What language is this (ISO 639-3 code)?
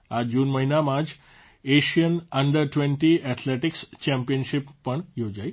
guj